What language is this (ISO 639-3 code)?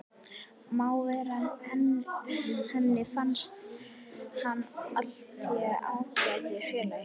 isl